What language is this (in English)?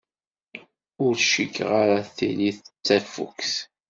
Kabyle